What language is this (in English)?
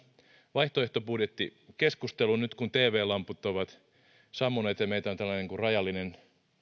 Finnish